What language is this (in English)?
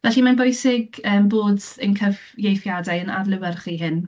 Welsh